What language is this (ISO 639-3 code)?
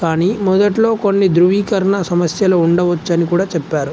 tel